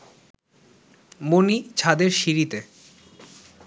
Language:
Bangla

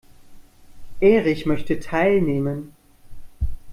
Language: German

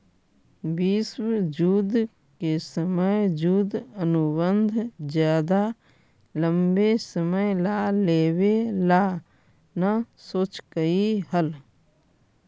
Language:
Magahi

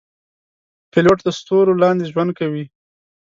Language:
Pashto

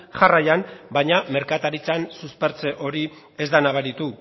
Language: Basque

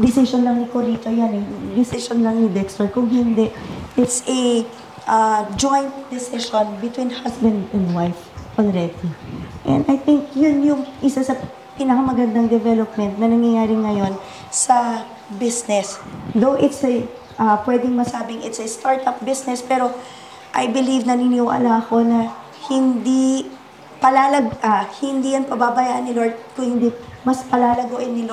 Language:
Filipino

